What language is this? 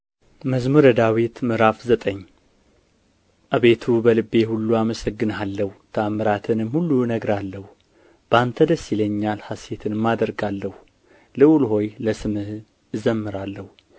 Amharic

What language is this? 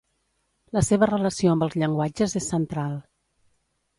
Catalan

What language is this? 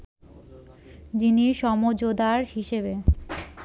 Bangla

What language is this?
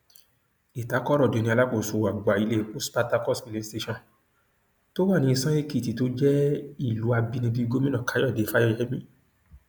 Yoruba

